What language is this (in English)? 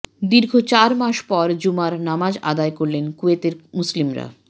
Bangla